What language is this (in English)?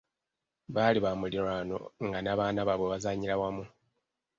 Ganda